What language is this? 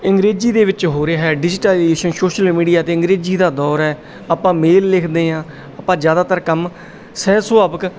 Punjabi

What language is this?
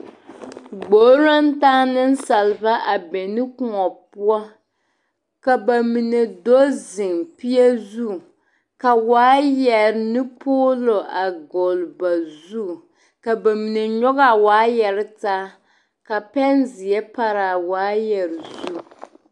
Southern Dagaare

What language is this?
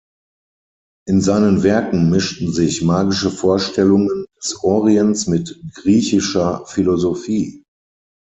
German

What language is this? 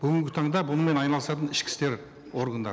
Kazakh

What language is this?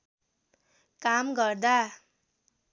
Nepali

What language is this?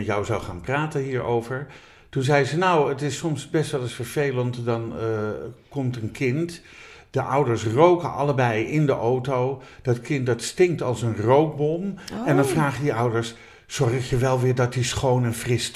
Dutch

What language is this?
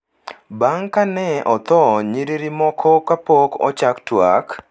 Luo (Kenya and Tanzania)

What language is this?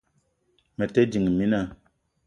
Eton (Cameroon)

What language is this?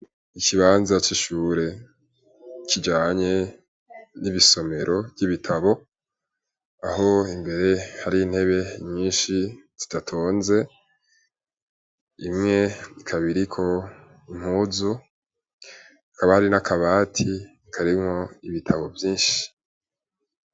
Rundi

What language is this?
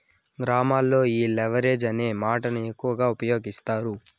Telugu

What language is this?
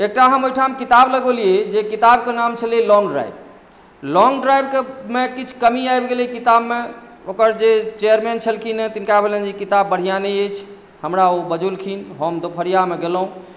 Maithili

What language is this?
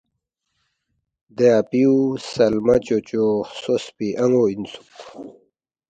Balti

